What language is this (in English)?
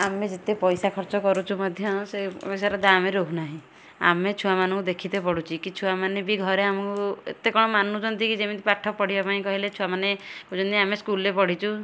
Odia